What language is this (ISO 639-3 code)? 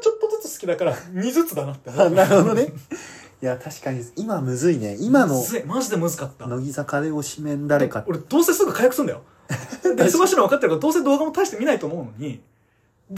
jpn